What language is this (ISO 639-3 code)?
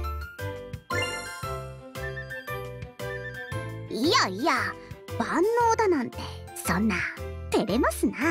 jpn